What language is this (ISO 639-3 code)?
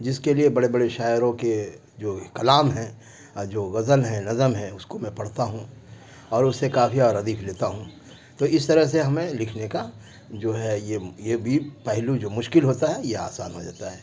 urd